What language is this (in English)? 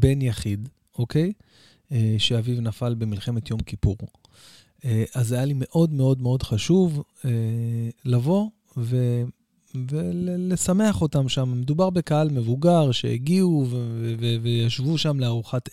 Hebrew